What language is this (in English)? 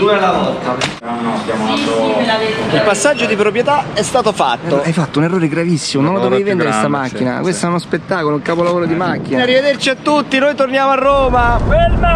Italian